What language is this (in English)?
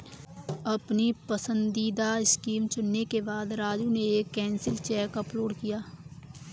Hindi